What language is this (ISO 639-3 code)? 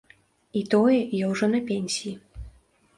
bel